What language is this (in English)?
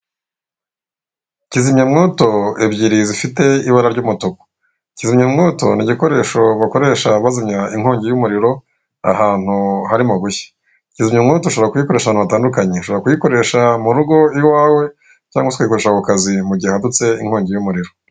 Kinyarwanda